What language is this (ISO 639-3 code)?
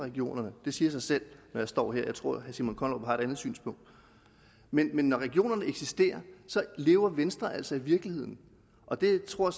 dan